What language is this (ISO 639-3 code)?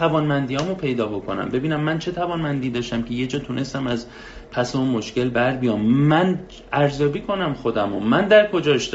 fas